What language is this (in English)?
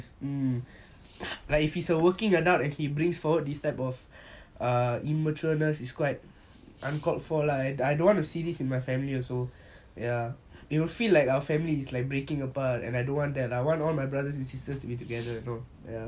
English